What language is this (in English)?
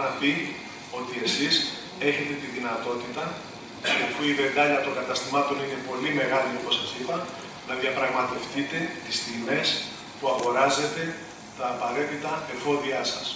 Greek